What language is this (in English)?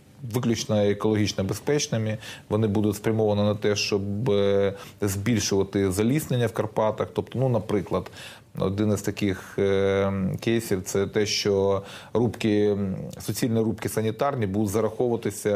Ukrainian